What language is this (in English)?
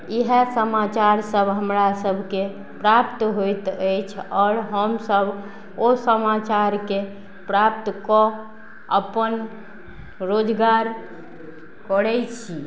Maithili